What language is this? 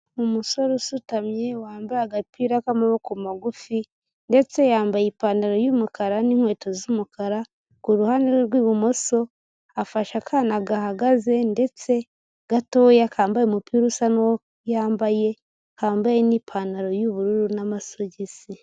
Kinyarwanda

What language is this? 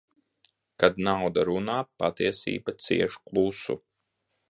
Latvian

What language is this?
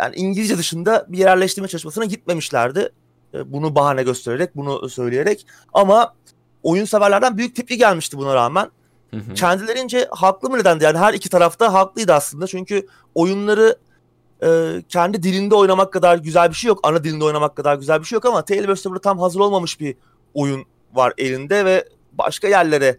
Turkish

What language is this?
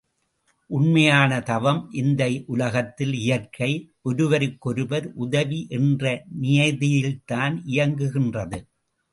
Tamil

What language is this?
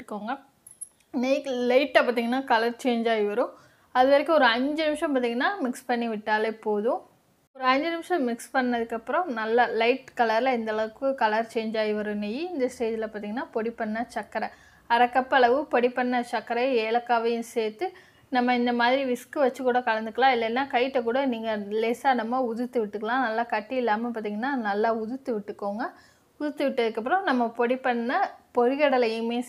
Tamil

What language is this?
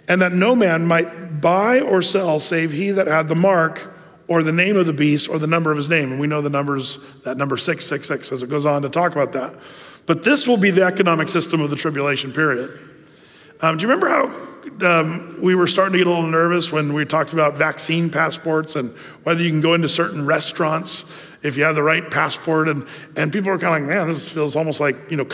English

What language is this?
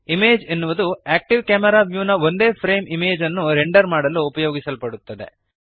Kannada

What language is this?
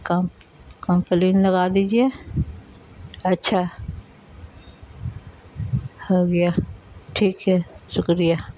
Urdu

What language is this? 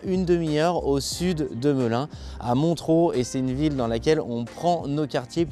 French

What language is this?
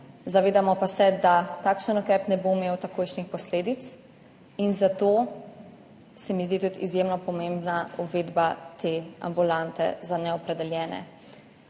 Slovenian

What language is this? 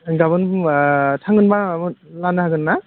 Bodo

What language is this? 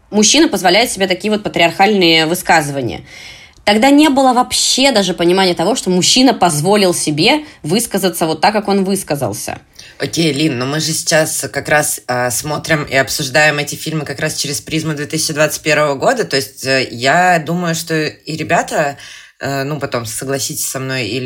Russian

